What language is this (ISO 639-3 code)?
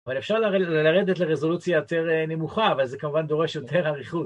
heb